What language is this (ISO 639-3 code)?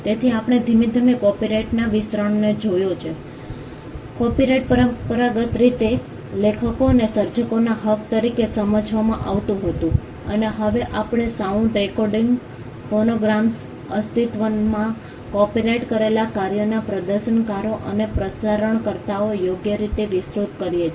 guj